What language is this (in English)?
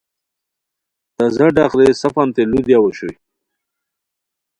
Khowar